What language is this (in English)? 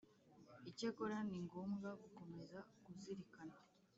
Kinyarwanda